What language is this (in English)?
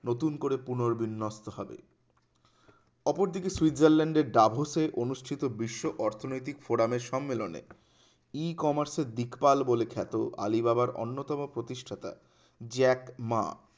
Bangla